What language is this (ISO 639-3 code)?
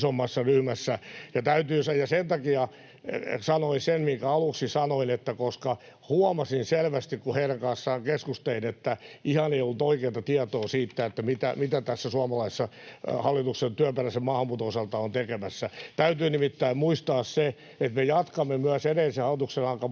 fin